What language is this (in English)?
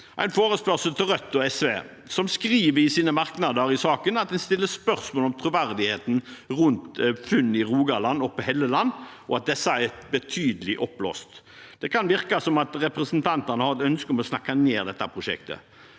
Norwegian